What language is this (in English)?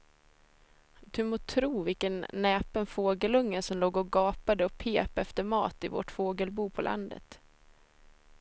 Swedish